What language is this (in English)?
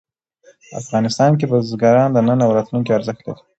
Pashto